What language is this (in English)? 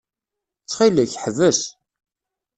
Kabyle